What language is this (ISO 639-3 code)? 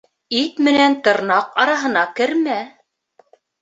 bak